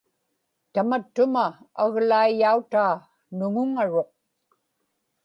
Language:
Inupiaq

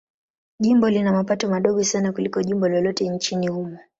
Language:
Swahili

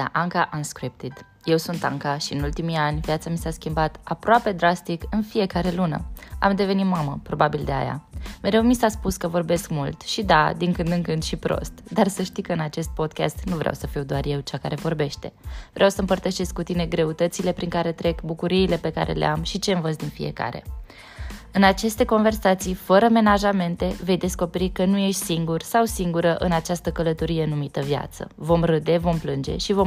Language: Romanian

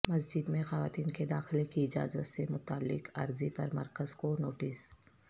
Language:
Urdu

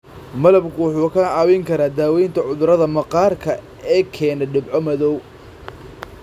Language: Somali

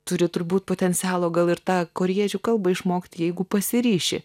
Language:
Lithuanian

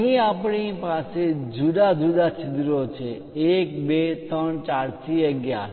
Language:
Gujarati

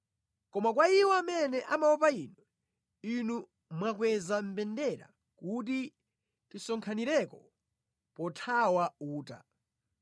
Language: Nyanja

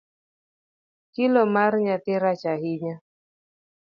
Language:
Luo (Kenya and Tanzania)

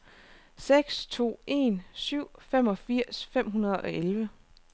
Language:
Danish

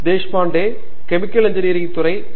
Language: Tamil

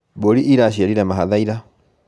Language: Kikuyu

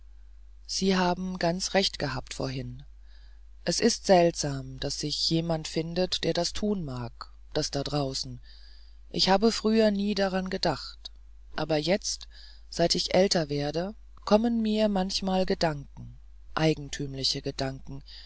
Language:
German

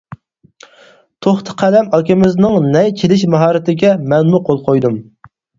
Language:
Uyghur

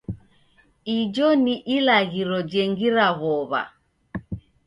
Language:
Taita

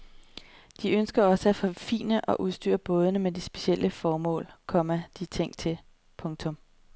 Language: Danish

